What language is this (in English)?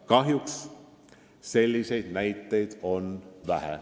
Estonian